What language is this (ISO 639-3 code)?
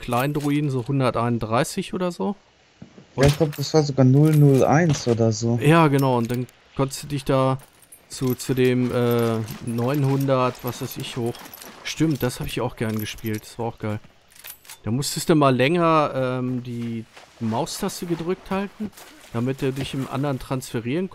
deu